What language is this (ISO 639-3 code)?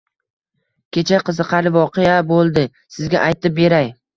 uzb